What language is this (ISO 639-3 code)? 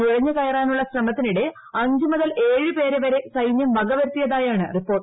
mal